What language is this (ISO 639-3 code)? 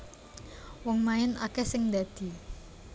jav